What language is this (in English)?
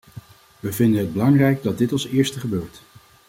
Dutch